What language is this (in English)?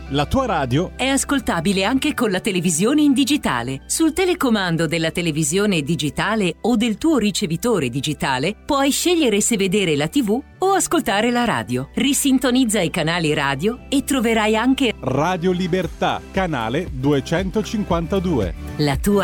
Italian